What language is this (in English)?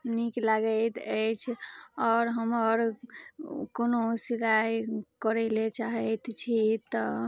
Maithili